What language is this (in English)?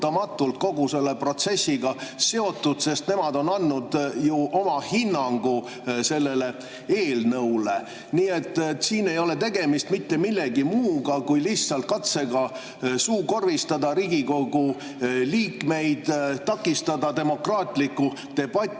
Estonian